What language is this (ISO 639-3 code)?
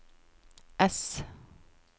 nor